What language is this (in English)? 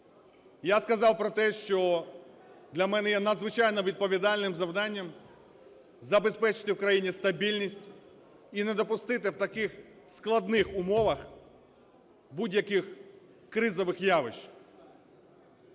Ukrainian